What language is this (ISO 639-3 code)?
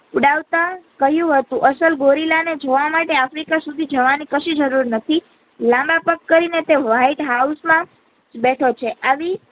guj